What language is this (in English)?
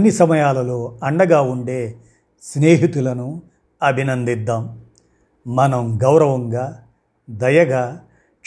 Telugu